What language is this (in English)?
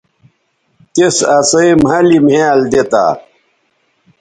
Bateri